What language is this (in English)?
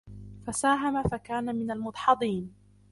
Arabic